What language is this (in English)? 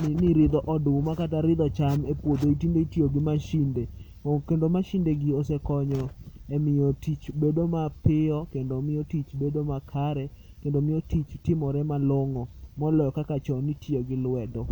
Luo (Kenya and Tanzania)